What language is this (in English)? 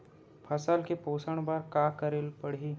Chhattisgarhi